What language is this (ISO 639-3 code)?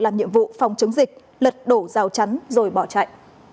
vie